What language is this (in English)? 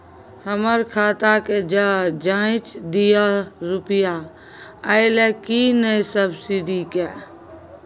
Maithili